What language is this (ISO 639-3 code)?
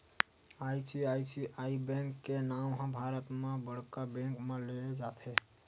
hne